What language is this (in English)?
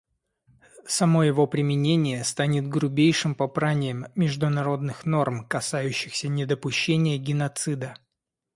Russian